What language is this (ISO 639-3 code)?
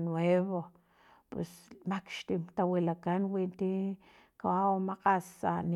tlp